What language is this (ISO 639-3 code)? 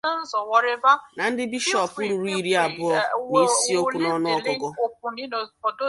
ibo